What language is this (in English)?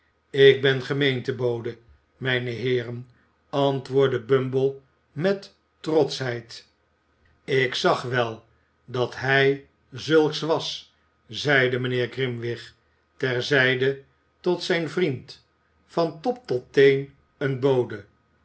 Dutch